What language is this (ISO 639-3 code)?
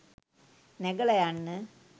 sin